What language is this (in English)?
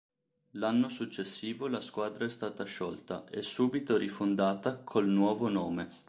Italian